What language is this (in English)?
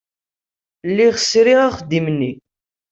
Kabyle